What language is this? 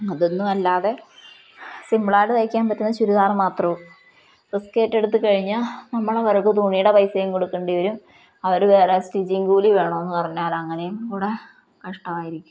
Malayalam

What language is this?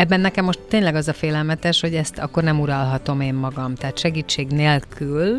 Hungarian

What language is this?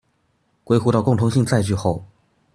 Chinese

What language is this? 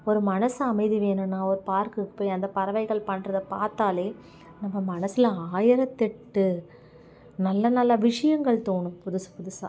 Tamil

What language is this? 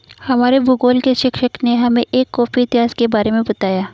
Hindi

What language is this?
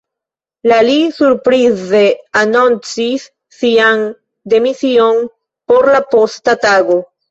Esperanto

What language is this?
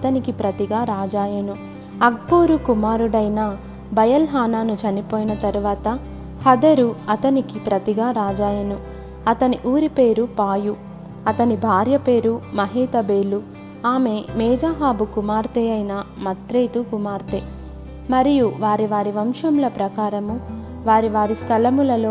Telugu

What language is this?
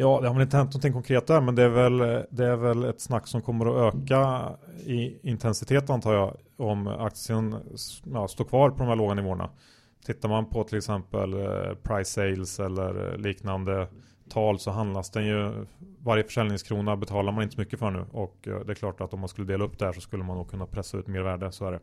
Swedish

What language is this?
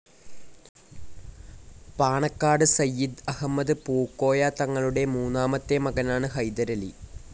Malayalam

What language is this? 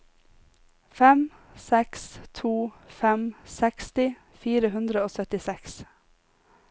Norwegian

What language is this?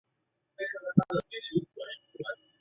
Chinese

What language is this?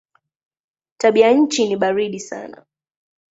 Swahili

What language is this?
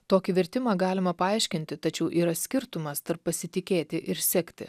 Lithuanian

